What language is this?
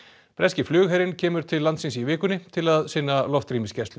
Icelandic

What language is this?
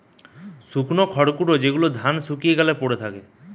Bangla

